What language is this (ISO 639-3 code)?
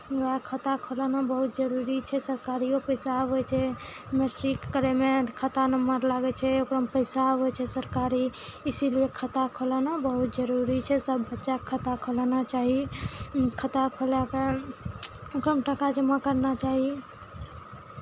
mai